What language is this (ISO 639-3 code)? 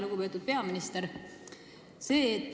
est